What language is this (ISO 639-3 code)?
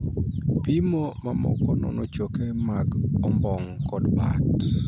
luo